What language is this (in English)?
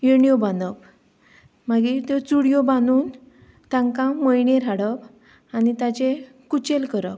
Konkani